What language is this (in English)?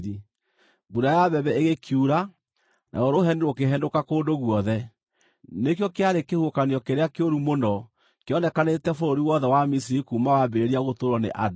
Kikuyu